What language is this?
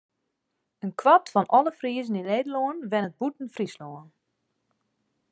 Western Frisian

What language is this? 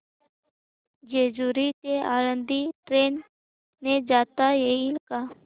Marathi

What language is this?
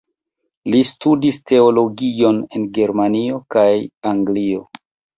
Esperanto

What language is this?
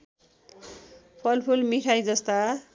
Nepali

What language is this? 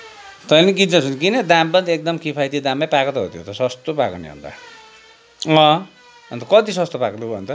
Nepali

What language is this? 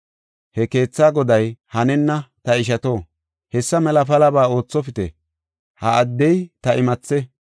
Gofa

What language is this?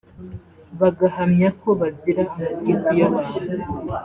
Kinyarwanda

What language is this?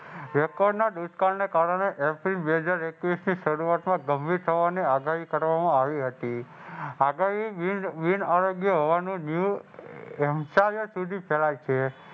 Gujarati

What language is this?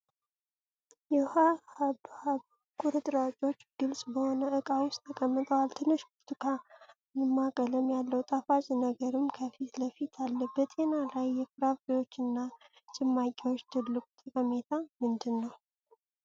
Amharic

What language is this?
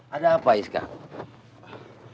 Indonesian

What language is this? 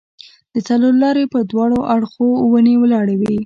Pashto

